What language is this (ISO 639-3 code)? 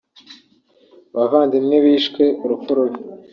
kin